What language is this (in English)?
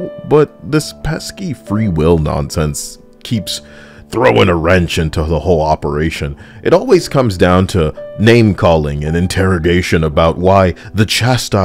English